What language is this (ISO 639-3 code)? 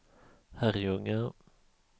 swe